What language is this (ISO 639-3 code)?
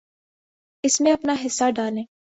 urd